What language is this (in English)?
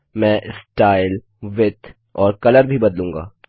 Hindi